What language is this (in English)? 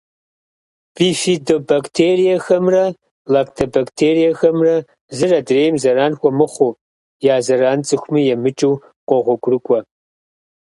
Kabardian